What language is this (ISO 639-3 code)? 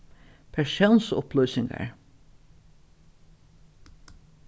fao